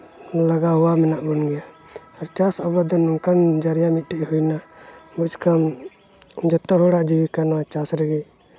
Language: Santali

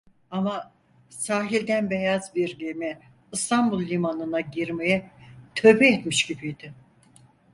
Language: Turkish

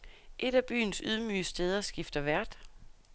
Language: Danish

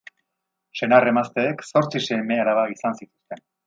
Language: Basque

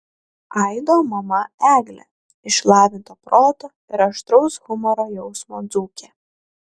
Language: Lithuanian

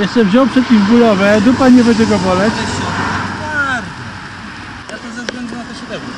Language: Polish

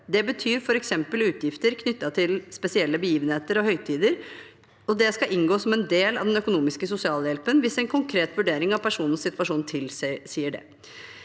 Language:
Norwegian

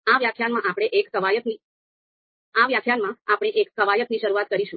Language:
Gujarati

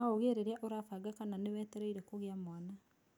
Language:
Kikuyu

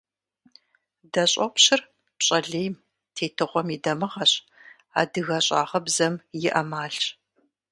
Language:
Kabardian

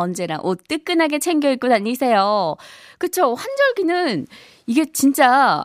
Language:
Korean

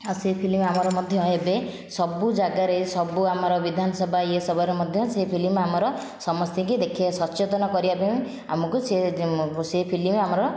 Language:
Odia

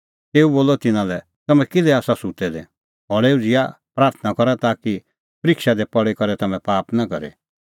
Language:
Kullu Pahari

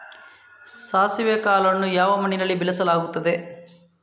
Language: Kannada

